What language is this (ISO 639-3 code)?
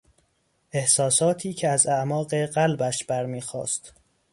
fas